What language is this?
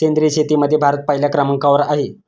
Marathi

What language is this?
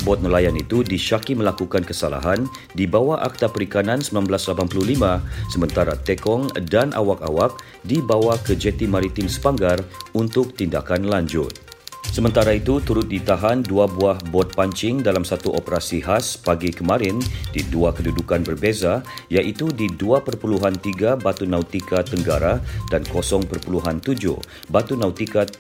Malay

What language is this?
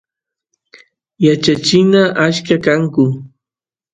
Santiago del Estero Quichua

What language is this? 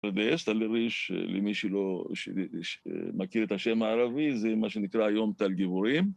Hebrew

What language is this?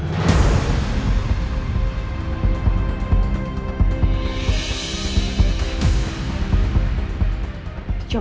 Indonesian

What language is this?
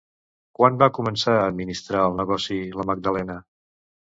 Catalan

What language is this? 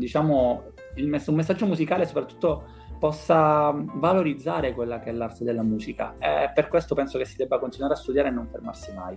Italian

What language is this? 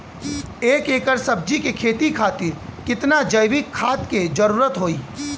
Bhojpuri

